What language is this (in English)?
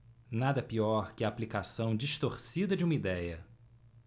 Portuguese